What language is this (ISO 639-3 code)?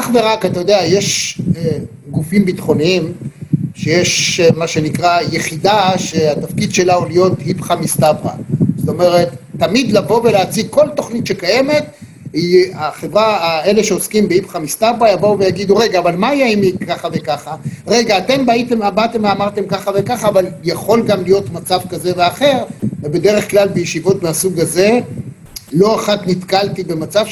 heb